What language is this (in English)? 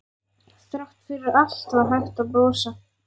Icelandic